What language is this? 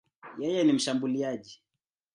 Swahili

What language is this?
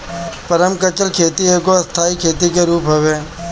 Bhojpuri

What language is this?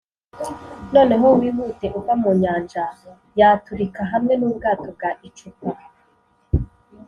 Kinyarwanda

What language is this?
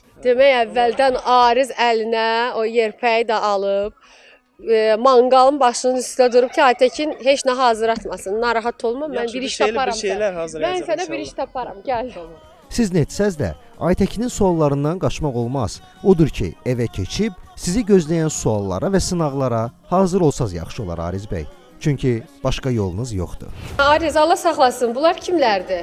Turkish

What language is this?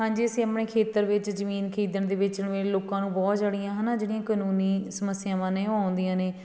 Punjabi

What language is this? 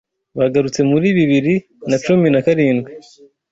Kinyarwanda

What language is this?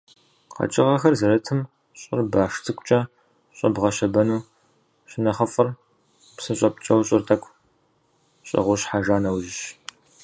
Kabardian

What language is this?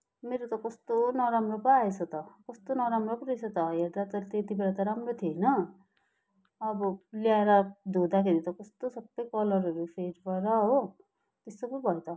Nepali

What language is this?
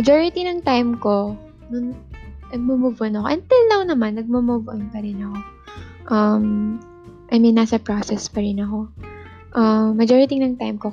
Filipino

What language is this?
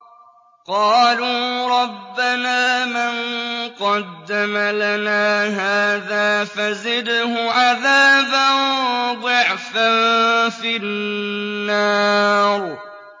Arabic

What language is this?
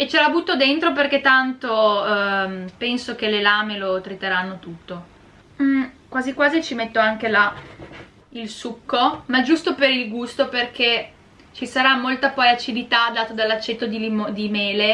Italian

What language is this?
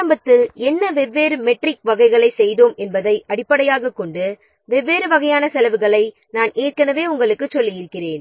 Tamil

